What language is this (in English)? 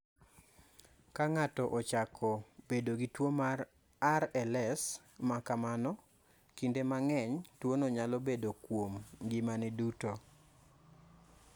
Luo (Kenya and Tanzania)